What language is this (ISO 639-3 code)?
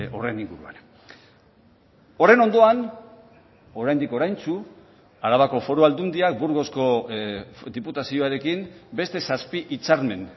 eus